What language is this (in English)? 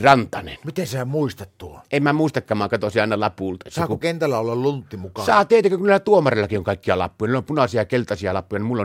Finnish